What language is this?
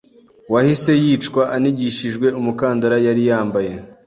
Kinyarwanda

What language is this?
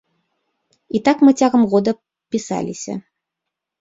Belarusian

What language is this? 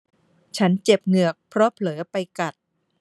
Thai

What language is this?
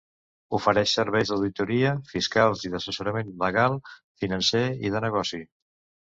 Catalan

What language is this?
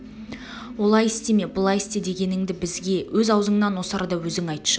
Kazakh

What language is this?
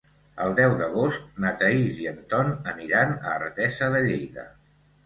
Catalan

